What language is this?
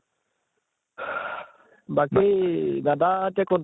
Assamese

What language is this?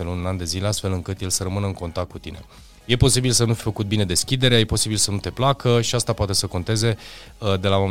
Romanian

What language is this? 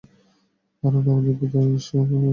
Bangla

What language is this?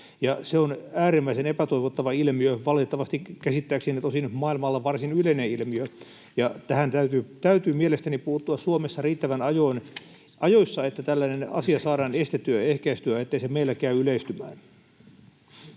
Finnish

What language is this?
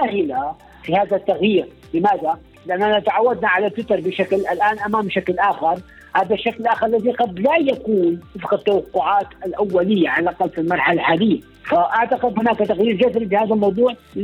Arabic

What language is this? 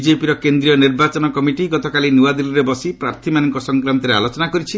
Odia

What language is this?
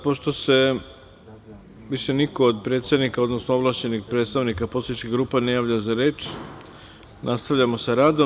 Serbian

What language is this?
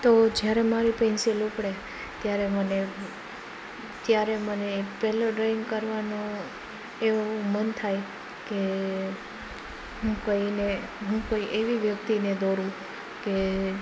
Gujarati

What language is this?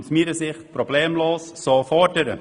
Swiss German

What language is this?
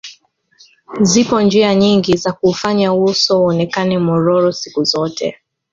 Swahili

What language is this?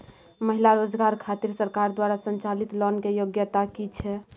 Maithili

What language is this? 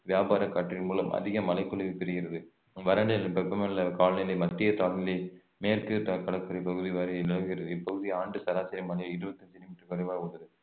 Tamil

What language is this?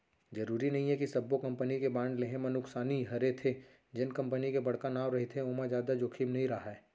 Chhattisgarhi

